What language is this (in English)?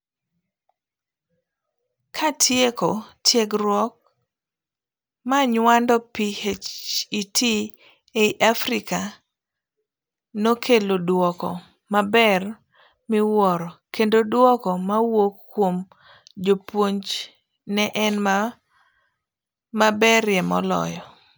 Luo (Kenya and Tanzania)